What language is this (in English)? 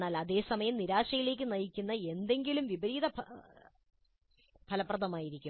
Malayalam